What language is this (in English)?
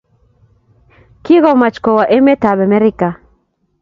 Kalenjin